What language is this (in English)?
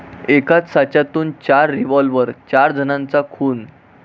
Marathi